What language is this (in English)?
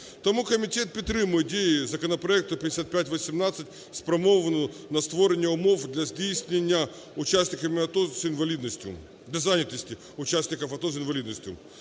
Ukrainian